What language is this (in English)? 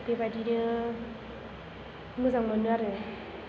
Bodo